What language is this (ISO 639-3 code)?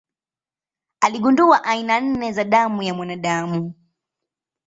swa